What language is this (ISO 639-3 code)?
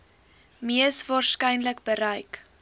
afr